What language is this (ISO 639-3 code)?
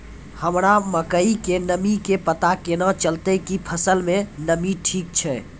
mai